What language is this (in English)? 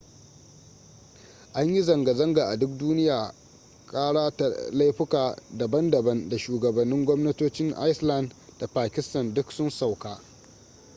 Hausa